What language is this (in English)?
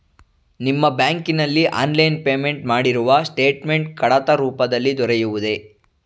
Kannada